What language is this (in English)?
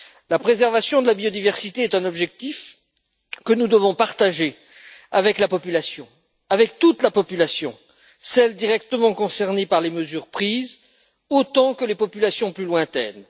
French